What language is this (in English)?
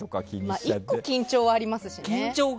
Japanese